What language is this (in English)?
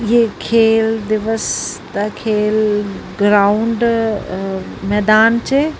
Punjabi